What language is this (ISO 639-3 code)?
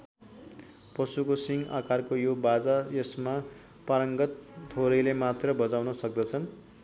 nep